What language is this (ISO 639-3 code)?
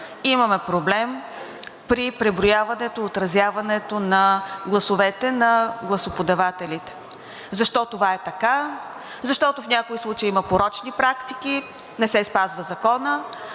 bul